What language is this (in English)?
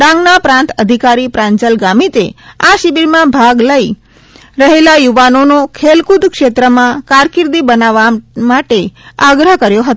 Gujarati